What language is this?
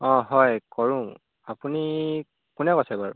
Assamese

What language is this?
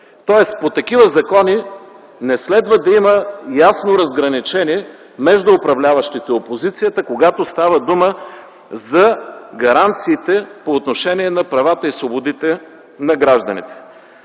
Bulgarian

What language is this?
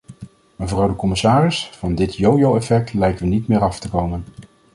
Dutch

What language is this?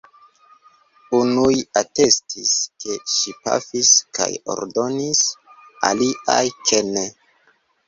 Esperanto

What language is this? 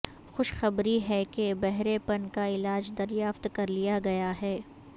Urdu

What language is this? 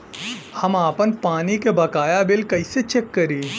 Bhojpuri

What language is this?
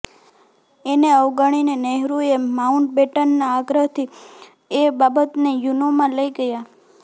Gujarati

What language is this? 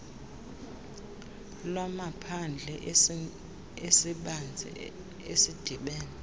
Xhosa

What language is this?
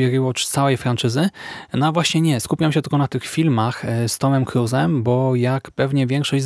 Polish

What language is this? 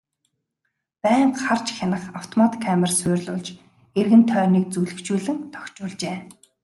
Mongolian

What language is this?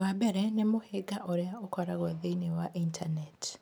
Kikuyu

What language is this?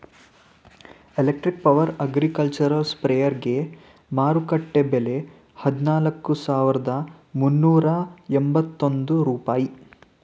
Kannada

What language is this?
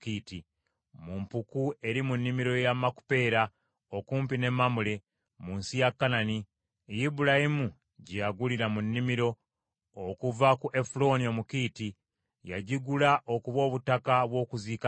Ganda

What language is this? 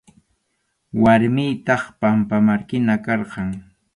Arequipa-La Unión Quechua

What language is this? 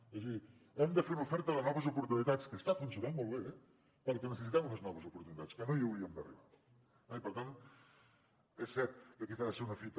Catalan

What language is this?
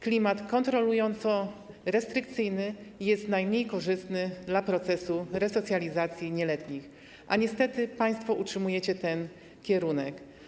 Polish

